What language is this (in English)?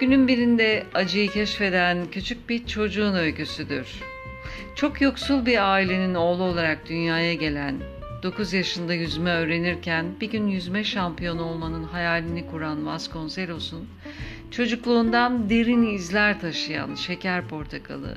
Turkish